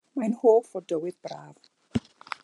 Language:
Welsh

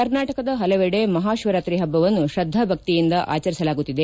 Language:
Kannada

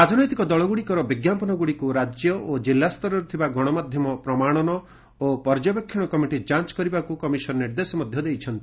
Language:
Odia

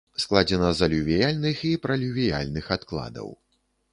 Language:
Belarusian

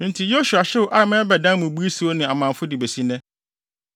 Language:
Akan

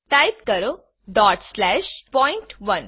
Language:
Gujarati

